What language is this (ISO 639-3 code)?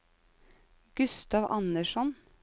nor